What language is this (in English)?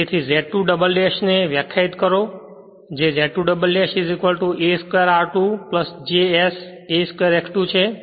Gujarati